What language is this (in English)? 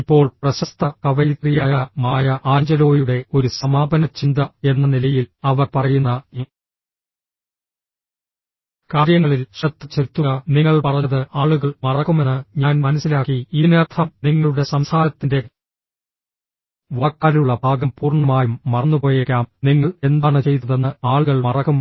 Malayalam